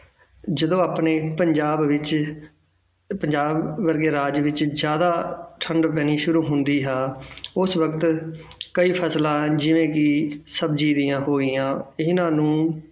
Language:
Punjabi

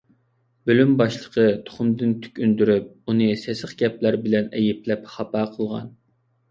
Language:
Uyghur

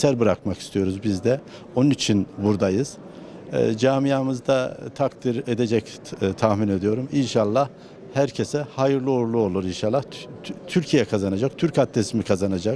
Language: Turkish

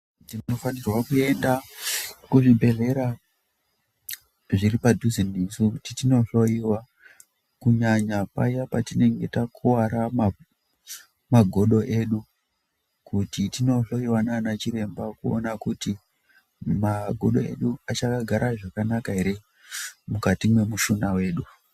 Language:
Ndau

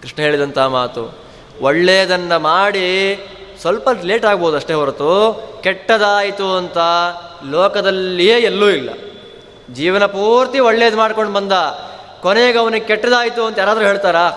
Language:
Kannada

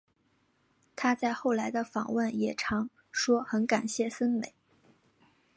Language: Chinese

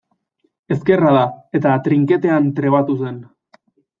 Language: Basque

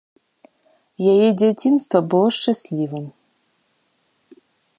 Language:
Belarusian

